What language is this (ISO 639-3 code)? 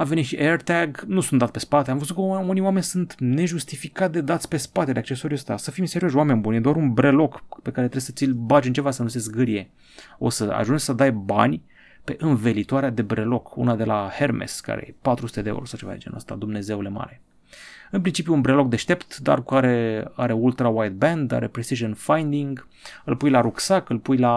ron